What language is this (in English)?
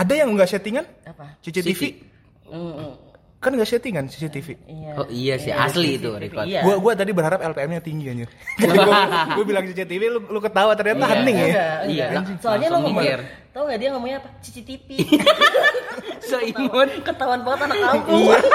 Indonesian